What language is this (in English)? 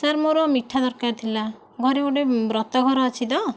Odia